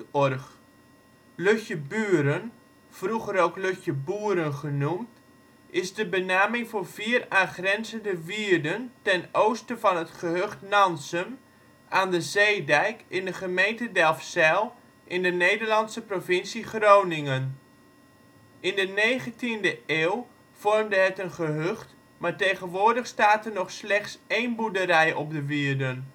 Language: Dutch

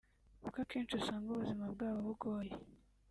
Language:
Kinyarwanda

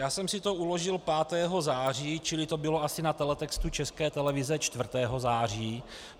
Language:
Czech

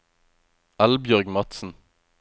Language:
Norwegian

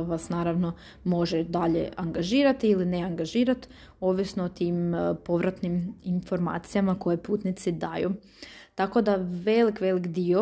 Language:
Croatian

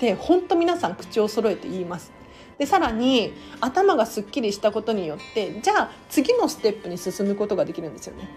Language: Japanese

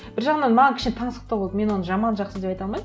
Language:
Kazakh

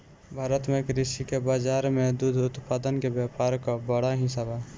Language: Bhojpuri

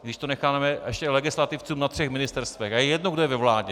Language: Czech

